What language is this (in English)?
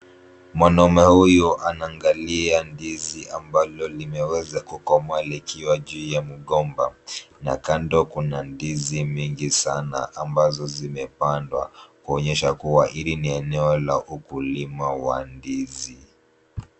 Swahili